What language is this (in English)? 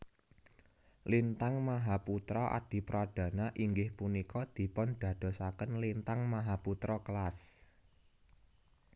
Javanese